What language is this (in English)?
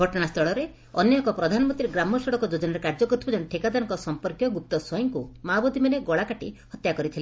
Odia